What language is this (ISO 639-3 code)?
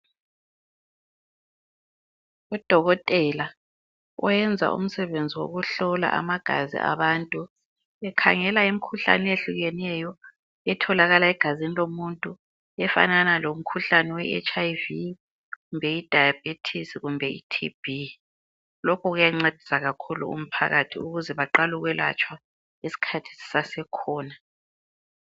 nde